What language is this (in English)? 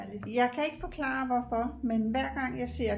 Danish